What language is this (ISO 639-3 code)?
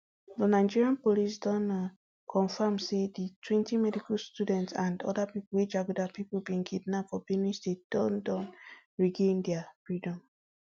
pcm